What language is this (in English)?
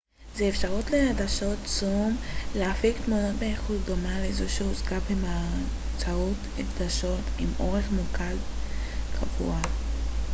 Hebrew